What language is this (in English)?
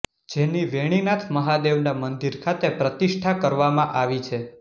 Gujarati